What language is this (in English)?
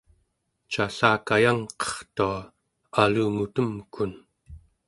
Central Yupik